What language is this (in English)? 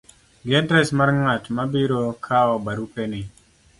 Luo (Kenya and Tanzania)